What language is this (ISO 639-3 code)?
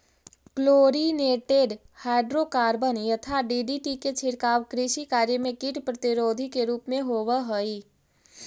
mag